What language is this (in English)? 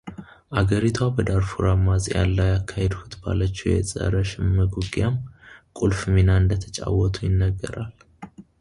Amharic